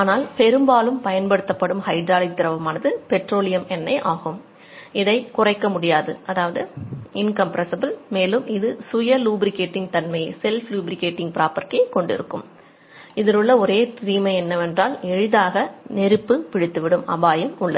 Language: Tamil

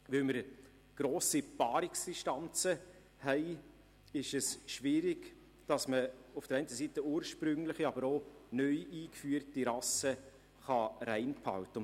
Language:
Swiss German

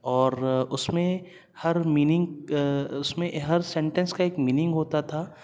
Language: Urdu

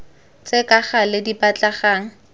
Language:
Tswana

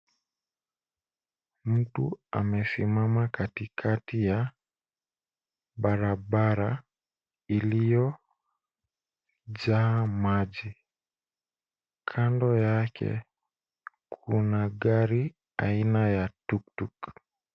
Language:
Swahili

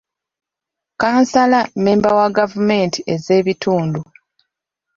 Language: Ganda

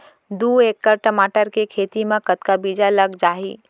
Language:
Chhattisgarhi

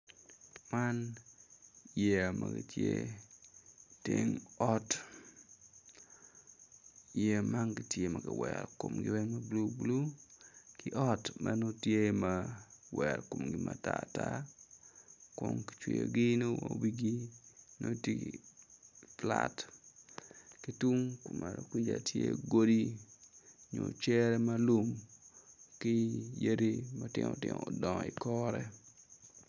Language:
Acoli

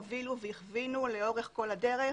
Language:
Hebrew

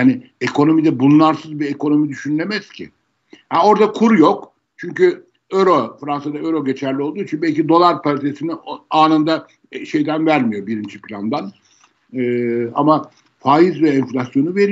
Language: Turkish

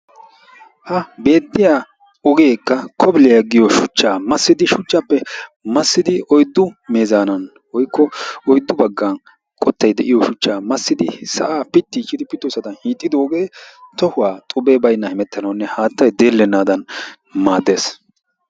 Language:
Wolaytta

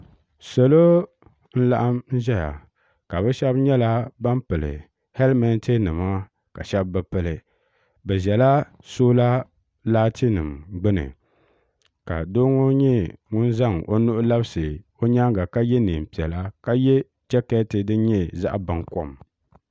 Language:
Dagbani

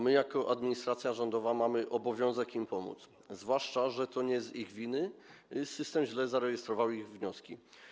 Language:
Polish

